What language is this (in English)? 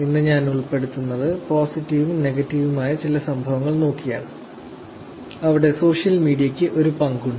Malayalam